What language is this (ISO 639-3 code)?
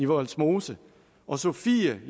dan